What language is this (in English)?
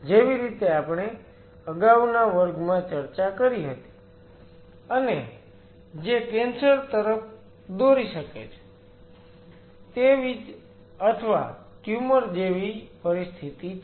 Gujarati